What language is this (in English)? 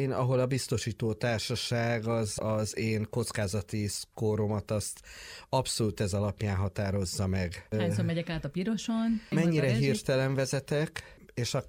Hungarian